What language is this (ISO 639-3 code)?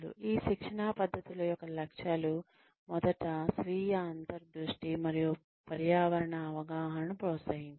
tel